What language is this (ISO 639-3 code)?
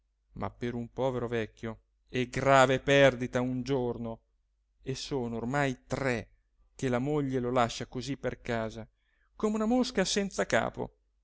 ita